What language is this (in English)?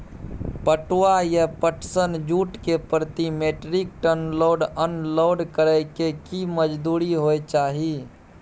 Maithili